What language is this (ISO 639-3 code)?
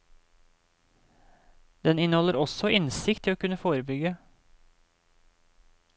nor